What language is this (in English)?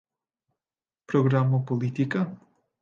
Esperanto